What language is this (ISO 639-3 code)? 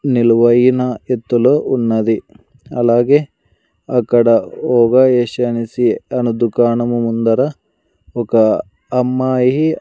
tel